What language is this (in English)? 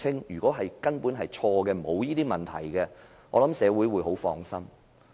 Cantonese